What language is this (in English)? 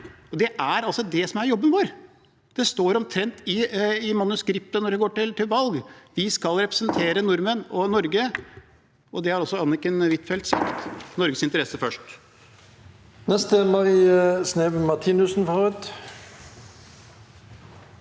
Norwegian